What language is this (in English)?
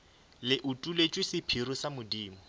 Northern Sotho